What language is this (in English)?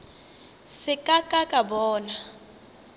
Northern Sotho